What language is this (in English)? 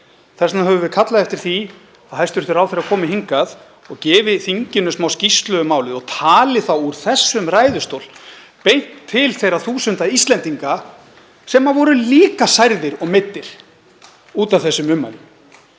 Icelandic